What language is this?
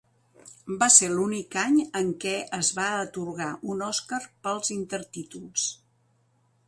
Catalan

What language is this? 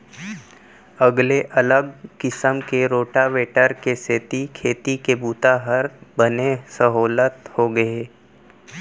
Chhattisgarhi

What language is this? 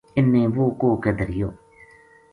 Gujari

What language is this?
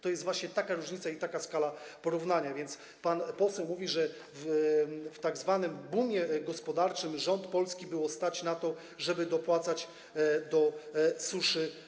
Polish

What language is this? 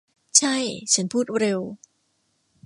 Thai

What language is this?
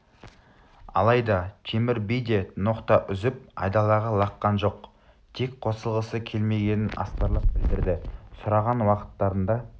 Kazakh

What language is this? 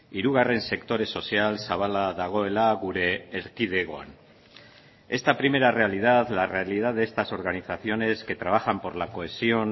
Spanish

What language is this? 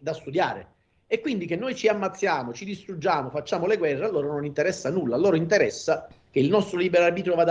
Italian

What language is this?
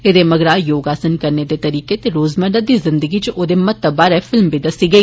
Dogri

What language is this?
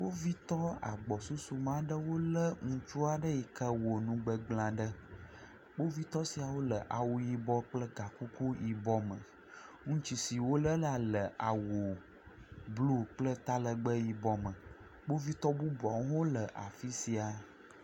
Ewe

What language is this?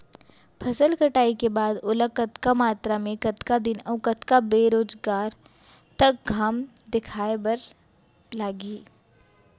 Chhattisgarhi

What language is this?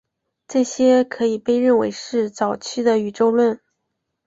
Chinese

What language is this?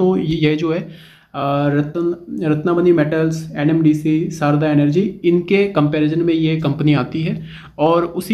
Hindi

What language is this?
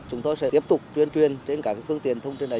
Vietnamese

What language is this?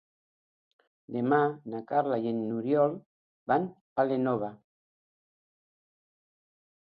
Catalan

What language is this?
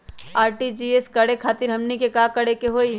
Magahi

